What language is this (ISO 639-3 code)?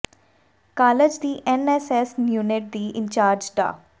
pan